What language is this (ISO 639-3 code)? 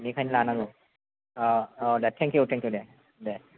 brx